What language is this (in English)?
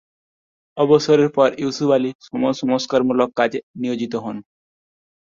Bangla